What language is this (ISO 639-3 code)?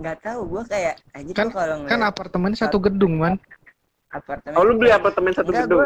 ind